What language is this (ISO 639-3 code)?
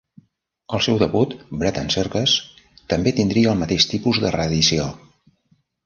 cat